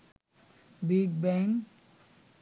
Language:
Bangla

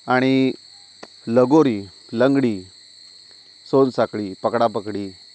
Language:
Marathi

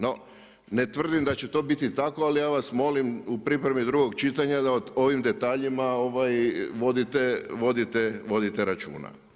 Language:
Croatian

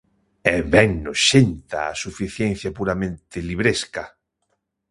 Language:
Galician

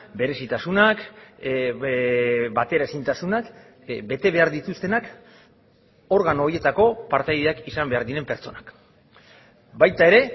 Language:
Basque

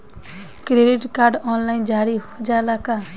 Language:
Bhojpuri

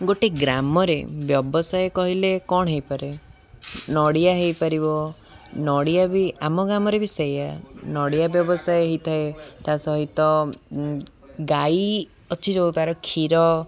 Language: Odia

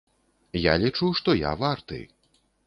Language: Belarusian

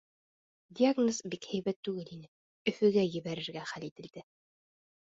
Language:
Bashkir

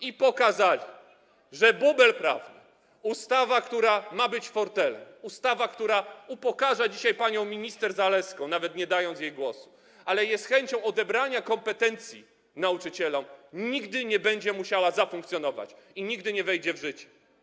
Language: Polish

